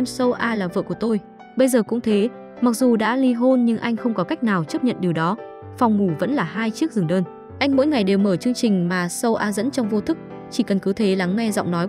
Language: Vietnamese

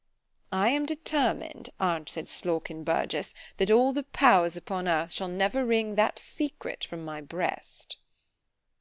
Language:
English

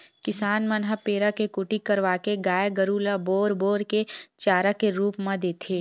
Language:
Chhattisgarhi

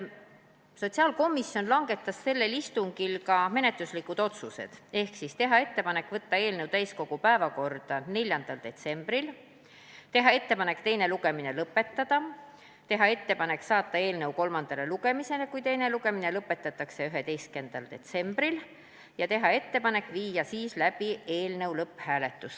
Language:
Estonian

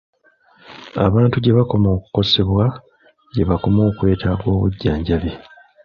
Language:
Ganda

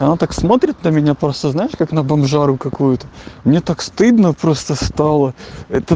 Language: Russian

